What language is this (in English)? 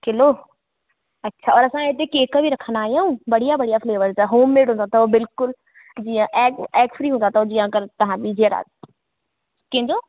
Sindhi